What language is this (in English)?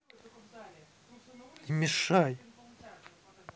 Russian